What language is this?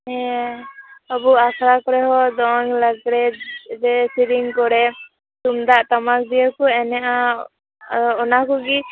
Santali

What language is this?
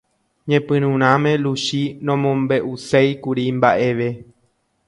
Guarani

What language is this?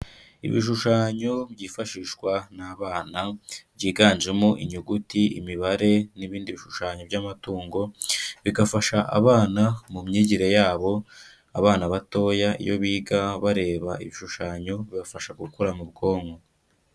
Kinyarwanda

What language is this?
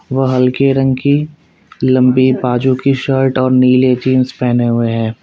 Hindi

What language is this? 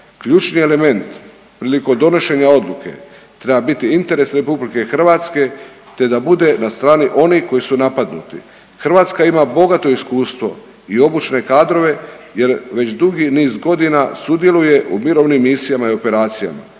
Croatian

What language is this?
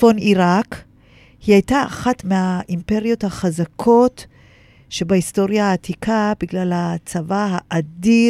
Hebrew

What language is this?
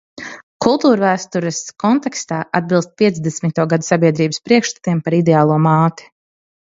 Latvian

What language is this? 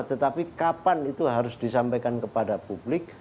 Indonesian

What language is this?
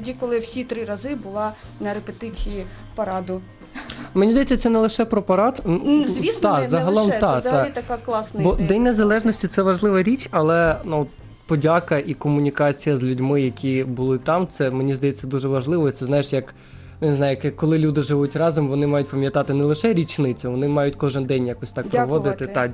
Ukrainian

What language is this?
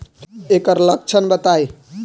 Bhojpuri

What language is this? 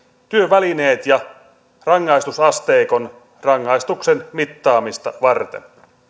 Finnish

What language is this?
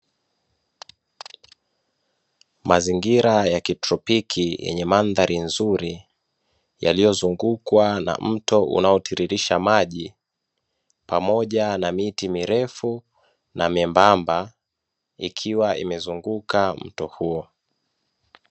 Swahili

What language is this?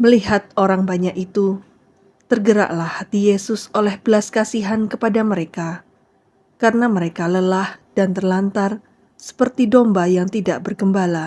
Indonesian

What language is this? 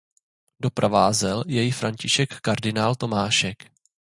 Czech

